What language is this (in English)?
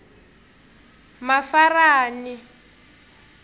Tsonga